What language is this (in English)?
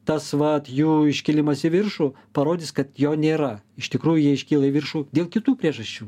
Lithuanian